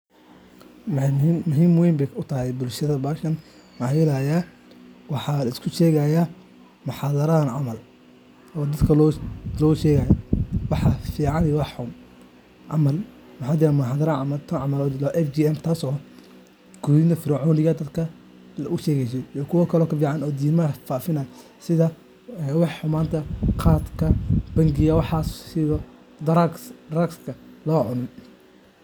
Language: Somali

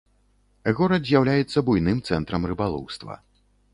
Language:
Belarusian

